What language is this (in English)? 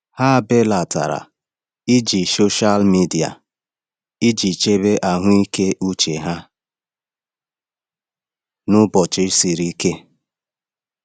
Igbo